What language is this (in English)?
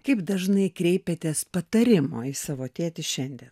Lithuanian